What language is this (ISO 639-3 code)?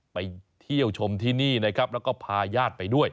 tha